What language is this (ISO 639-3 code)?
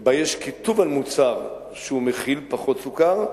heb